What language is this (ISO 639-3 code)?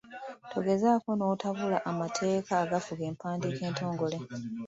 lug